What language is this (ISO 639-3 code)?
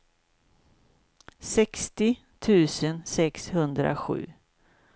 swe